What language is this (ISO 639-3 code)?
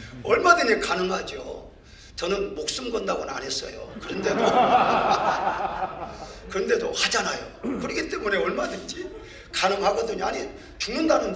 kor